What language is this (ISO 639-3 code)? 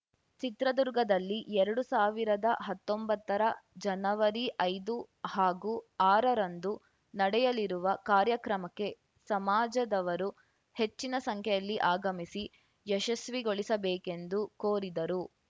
kan